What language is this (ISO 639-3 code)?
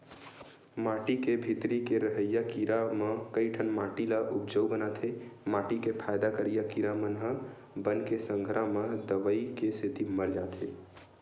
hne